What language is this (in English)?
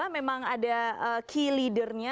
Indonesian